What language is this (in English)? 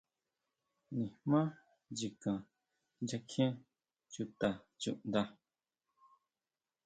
Huautla Mazatec